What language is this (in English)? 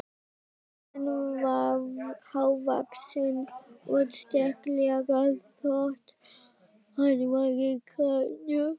Icelandic